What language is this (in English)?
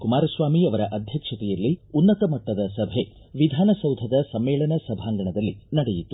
Kannada